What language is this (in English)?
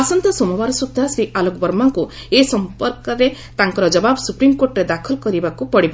Odia